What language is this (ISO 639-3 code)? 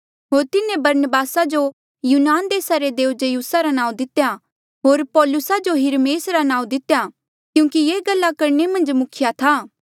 mjl